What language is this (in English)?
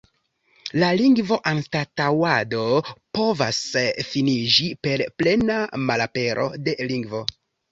Esperanto